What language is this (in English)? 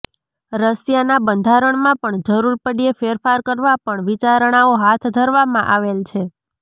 Gujarati